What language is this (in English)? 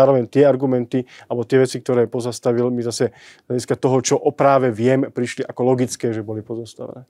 Slovak